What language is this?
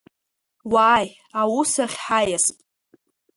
Abkhazian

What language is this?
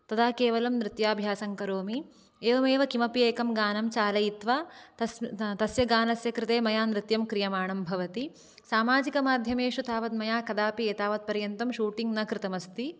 Sanskrit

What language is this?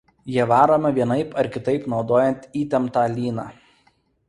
Lithuanian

